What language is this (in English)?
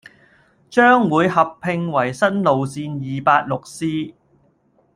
Cantonese